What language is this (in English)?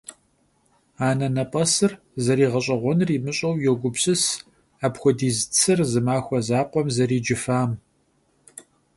Kabardian